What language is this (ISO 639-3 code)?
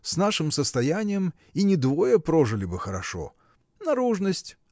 rus